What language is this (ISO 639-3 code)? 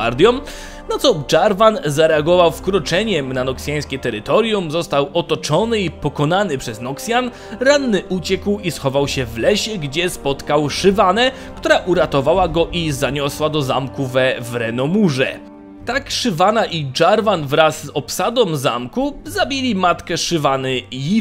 pol